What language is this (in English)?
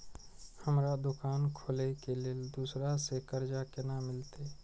Maithili